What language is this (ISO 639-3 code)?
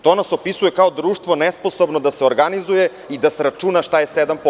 srp